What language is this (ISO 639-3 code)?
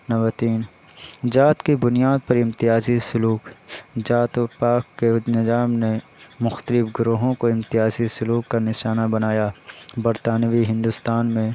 urd